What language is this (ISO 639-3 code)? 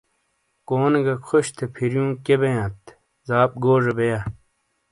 scl